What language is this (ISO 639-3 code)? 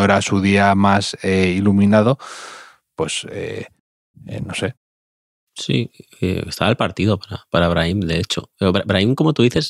spa